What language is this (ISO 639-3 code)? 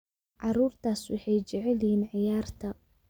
som